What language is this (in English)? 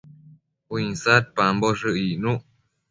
Matsés